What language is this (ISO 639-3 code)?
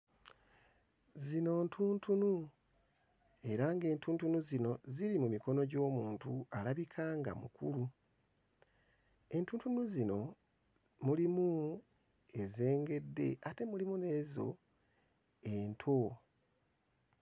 lug